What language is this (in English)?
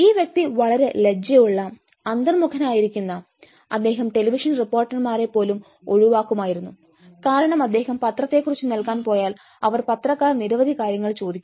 Malayalam